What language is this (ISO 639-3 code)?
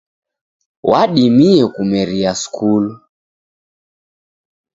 dav